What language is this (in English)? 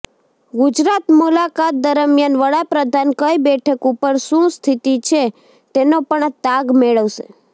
Gujarati